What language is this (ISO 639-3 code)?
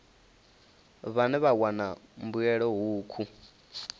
ven